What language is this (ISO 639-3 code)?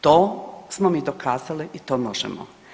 hrv